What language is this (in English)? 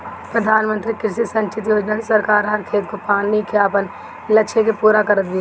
Bhojpuri